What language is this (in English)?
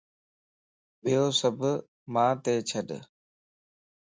Lasi